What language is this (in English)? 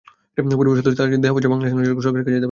Bangla